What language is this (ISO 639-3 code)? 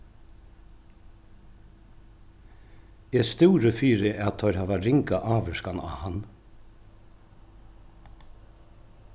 fao